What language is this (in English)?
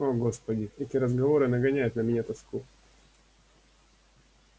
Russian